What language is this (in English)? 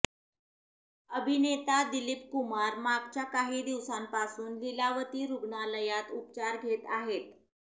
Marathi